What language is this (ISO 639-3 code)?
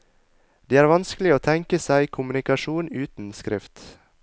nor